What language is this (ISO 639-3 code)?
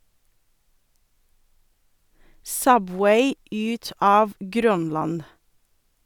nor